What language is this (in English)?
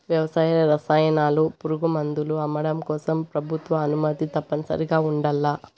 Telugu